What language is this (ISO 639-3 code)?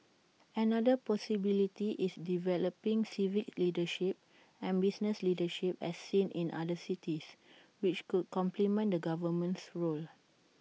eng